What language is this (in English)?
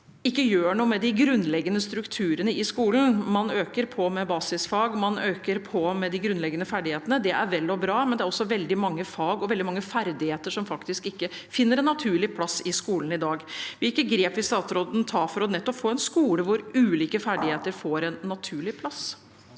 Norwegian